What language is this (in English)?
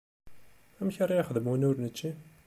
Kabyle